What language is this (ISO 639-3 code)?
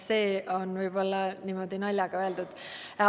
est